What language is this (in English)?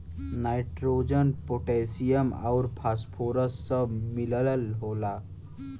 Bhojpuri